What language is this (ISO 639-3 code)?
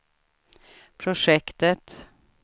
swe